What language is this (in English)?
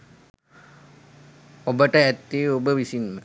Sinhala